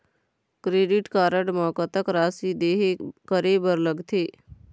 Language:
Chhattisgarhi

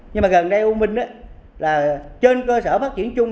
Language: Vietnamese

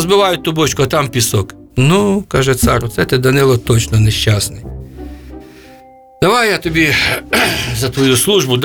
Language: Ukrainian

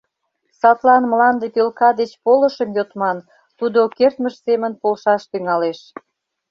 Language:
Mari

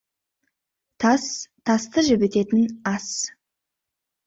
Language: Kazakh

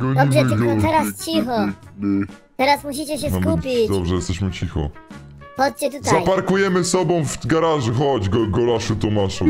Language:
Polish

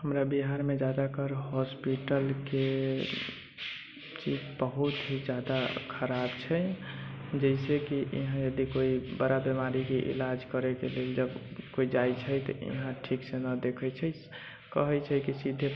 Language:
Maithili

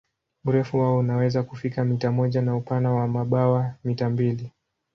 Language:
Swahili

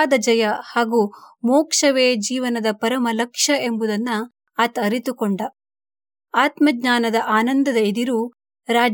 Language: Kannada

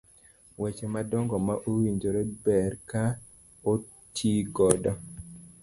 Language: Luo (Kenya and Tanzania)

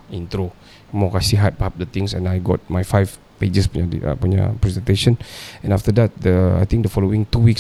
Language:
Malay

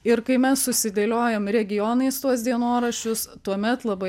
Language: Lithuanian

